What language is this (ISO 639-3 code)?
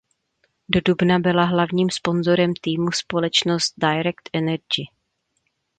ces